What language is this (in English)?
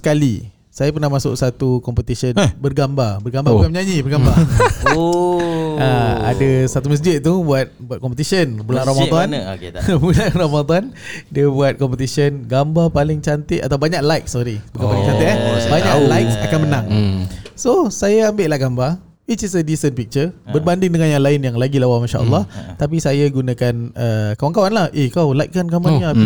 Malay